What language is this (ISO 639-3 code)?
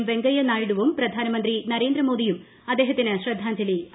mal